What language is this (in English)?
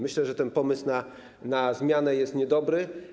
Polish